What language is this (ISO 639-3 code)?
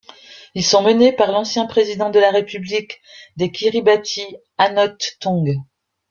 fra